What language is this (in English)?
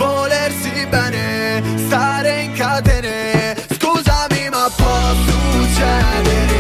Croatian